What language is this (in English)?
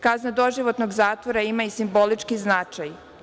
Serbian